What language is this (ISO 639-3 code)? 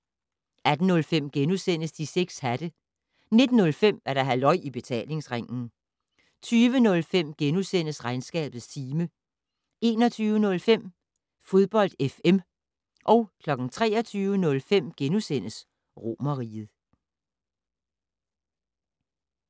dan